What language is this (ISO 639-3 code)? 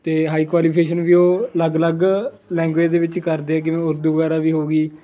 pan